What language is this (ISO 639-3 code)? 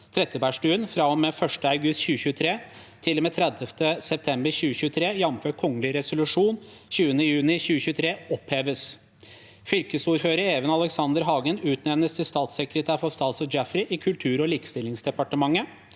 nor